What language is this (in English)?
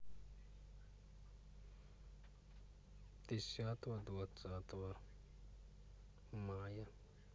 Russian